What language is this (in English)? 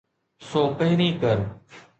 Sindhi